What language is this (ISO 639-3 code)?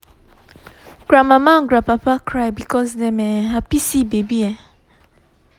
pcm